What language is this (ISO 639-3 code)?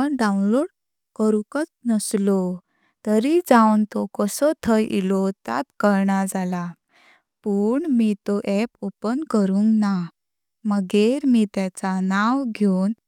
kok